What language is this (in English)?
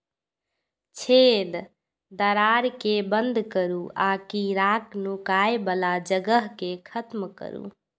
Maithili